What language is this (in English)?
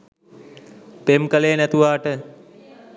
Sinhala